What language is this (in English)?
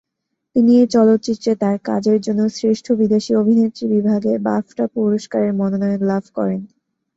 Bangla